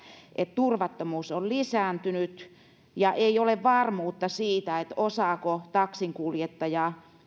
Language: Finnish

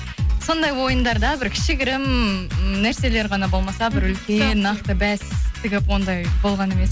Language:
Kazakh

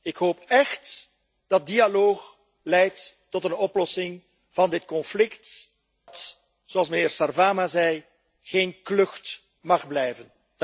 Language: Dutch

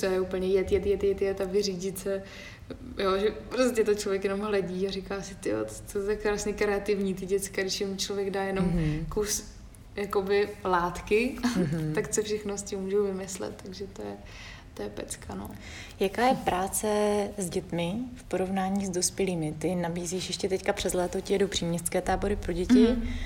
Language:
Czech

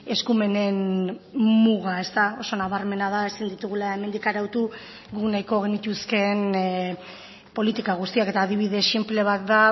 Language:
Basque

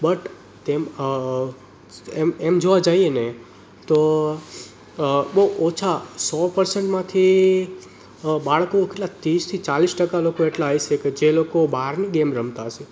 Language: Gujarati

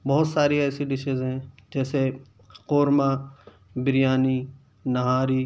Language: Urdu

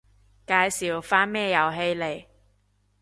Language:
Cantonese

